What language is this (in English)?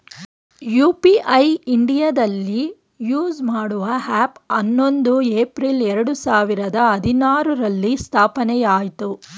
Kannada